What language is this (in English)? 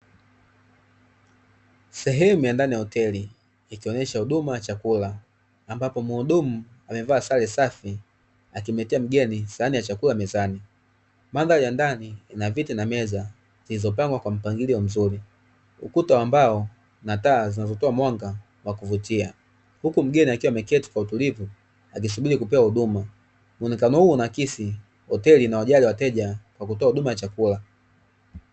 Swahili